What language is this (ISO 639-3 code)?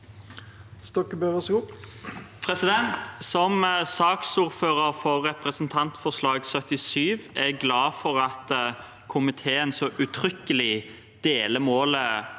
nor